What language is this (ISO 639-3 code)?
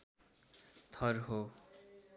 nep